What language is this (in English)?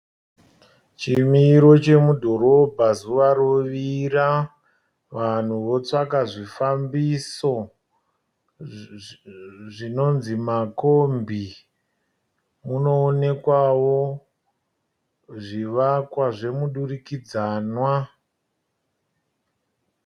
Shona